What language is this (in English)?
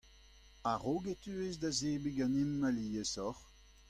Breton